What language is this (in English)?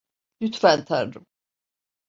Turkish